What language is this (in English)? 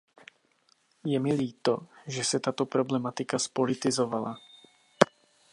Czech